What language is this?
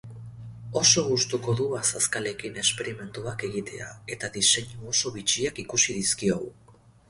Basque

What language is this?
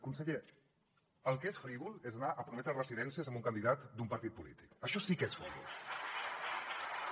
Catalan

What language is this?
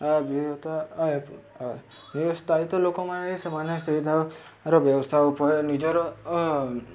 Odia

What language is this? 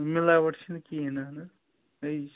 Kashmiri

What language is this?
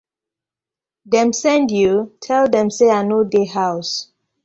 Nigerian Pidgin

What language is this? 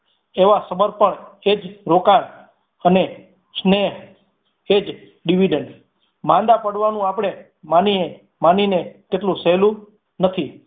Gujarati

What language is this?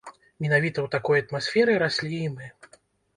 Belarusian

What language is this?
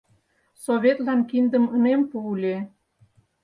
Mari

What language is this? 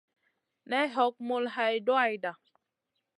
Masana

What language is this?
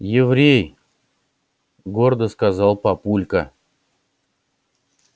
Russian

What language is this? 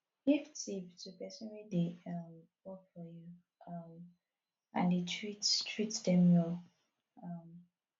Nigerian Pidgin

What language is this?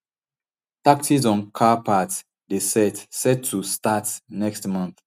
Nigerian Pidgin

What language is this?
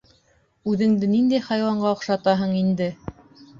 Bashkir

